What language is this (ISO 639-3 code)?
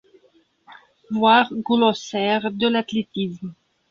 fra